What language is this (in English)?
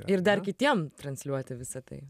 Lithuanian